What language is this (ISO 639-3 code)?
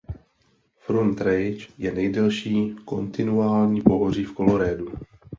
ces